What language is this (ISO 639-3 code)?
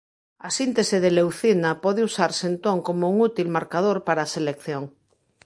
glg